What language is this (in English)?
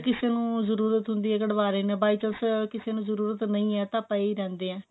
Punjabi